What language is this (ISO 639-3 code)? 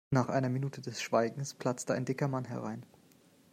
deu